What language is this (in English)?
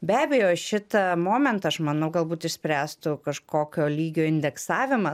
Lithuanian